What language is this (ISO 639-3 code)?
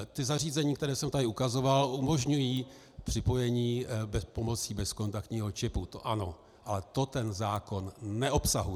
ces